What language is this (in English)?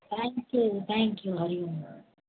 Sindhi